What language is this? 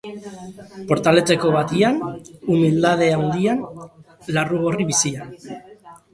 Basque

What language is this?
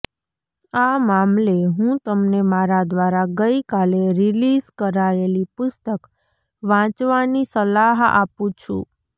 Gujarati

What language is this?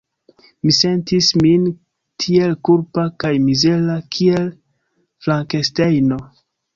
Esperanto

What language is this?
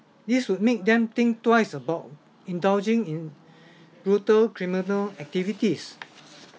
English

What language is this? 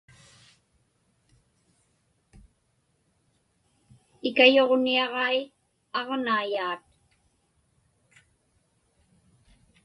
Inupiaq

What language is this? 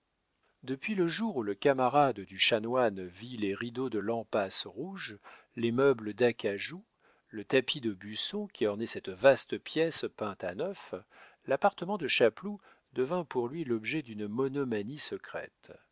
French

